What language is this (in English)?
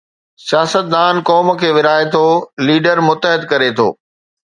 Sindhi